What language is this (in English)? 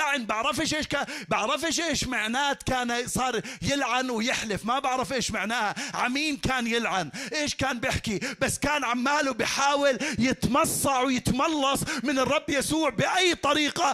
Arabic